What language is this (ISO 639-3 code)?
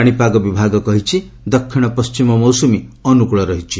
ori